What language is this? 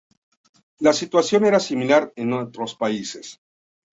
Spanish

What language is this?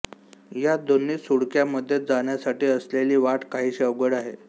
Marathi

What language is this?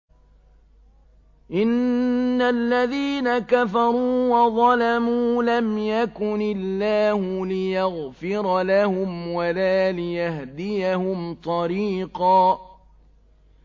Arabic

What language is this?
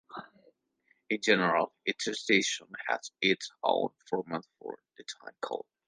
English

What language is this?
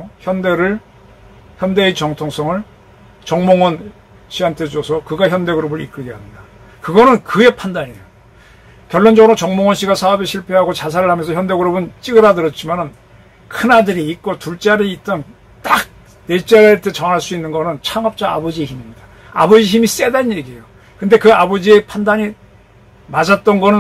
Korean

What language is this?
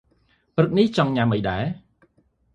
Khmer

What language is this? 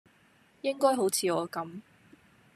Cantonese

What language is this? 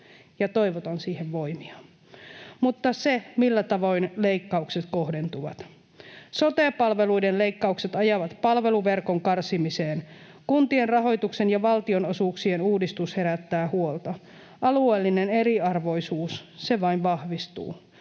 Finnish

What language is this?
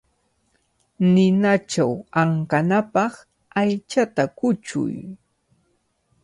Cajatambo North Lima Quechua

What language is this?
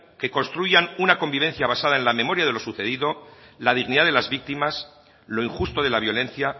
Spanish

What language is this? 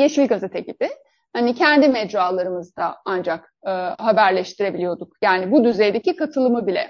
Turkish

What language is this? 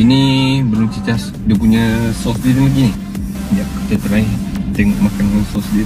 Malay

